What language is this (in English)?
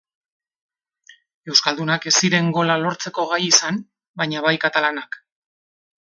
Basque